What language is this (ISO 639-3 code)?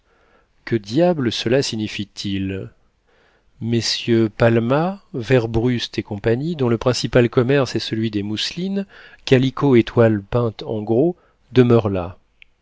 fra